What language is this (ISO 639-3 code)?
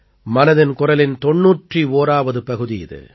tam